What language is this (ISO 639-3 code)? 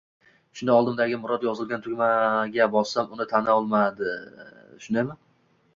uzb